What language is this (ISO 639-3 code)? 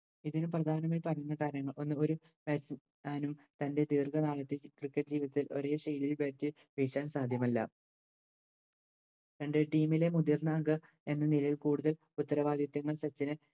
mal